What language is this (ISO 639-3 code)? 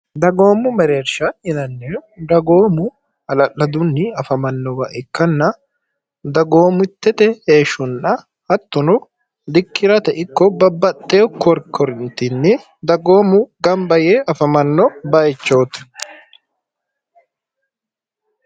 sid